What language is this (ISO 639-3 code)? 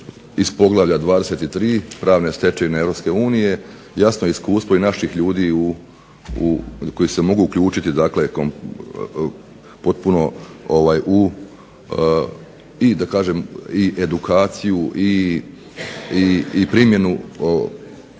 hrv